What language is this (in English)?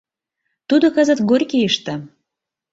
Mari